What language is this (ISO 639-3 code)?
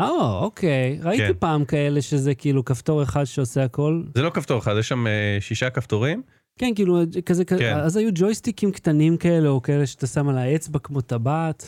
heb